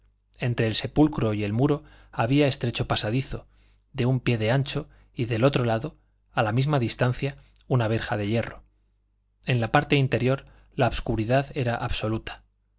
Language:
Spanish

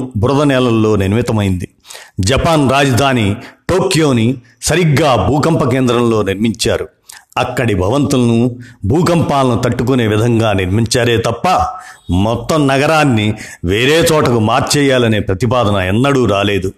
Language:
Telugu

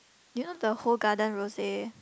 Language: English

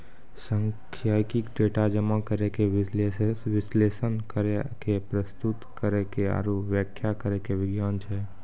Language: Maithili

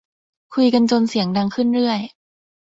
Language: Thai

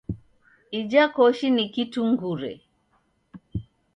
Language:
Taita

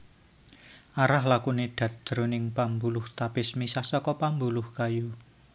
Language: Javanese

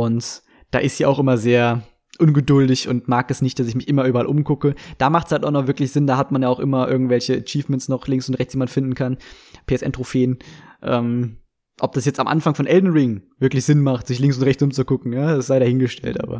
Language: German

